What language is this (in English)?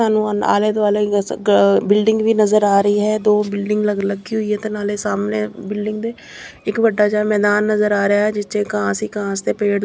Punjabi